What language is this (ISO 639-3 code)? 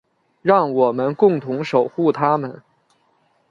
zho